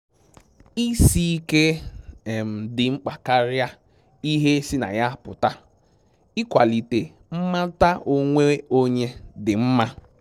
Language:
Igbo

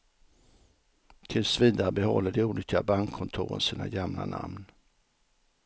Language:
Swedish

